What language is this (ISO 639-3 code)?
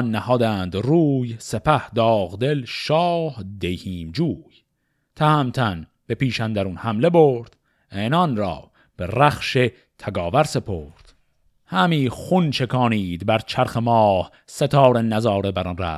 fas